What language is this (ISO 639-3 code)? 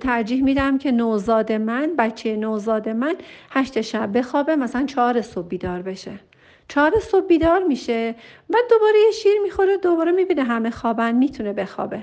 fas